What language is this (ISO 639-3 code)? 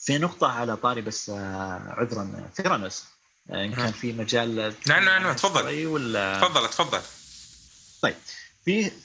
ara